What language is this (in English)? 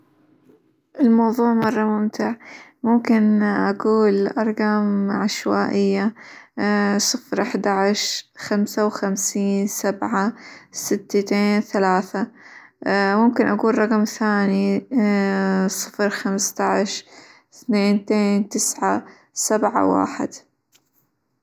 Hijazi Arabic